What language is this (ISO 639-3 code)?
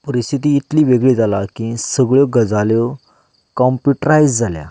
kok